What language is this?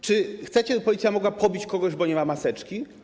Polish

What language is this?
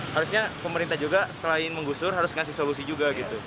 Indonesian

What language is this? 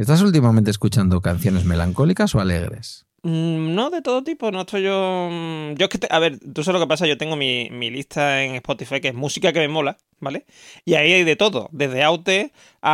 Spanish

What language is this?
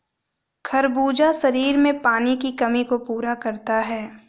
Hindi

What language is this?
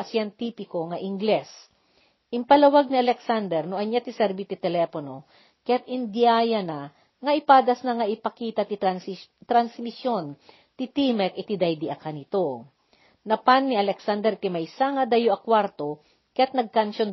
Filipino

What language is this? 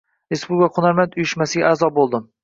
Uzbek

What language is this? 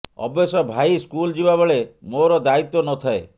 Odia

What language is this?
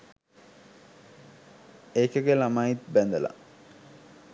Sinhala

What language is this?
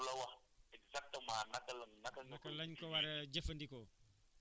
Wolof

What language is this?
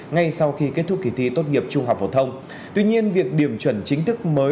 Vietnamese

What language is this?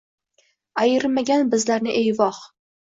Uzbek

